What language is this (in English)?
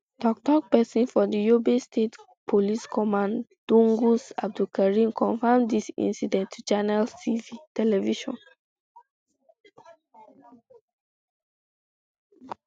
Nigerian Pidgin